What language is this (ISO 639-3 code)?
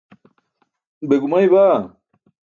bsk